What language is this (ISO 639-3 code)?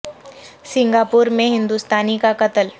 urd